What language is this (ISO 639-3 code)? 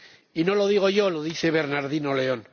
spa